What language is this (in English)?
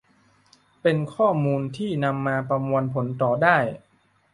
Thai